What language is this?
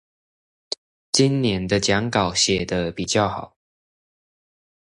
Chinese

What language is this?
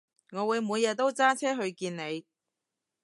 Cantonese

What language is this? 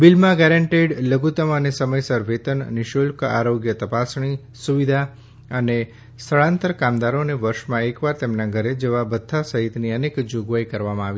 Gujarati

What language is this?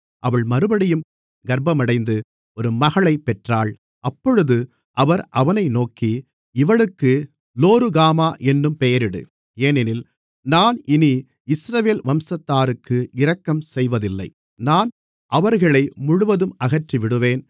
Tamil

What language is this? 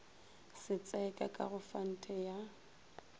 Northern Sotho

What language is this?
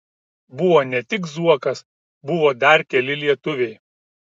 Lithuanian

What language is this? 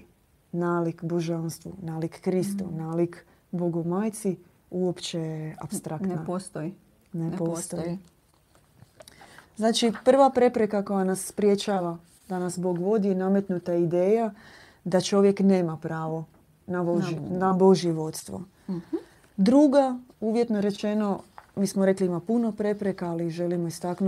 Croatian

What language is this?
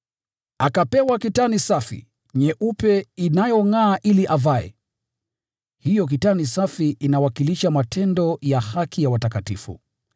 Swahili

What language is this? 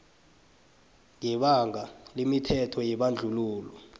South Ndebele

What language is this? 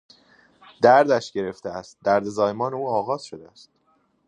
Persian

